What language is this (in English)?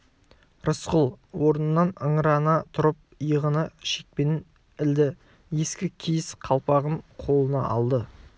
Kazakh